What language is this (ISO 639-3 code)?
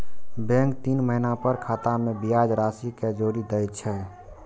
mai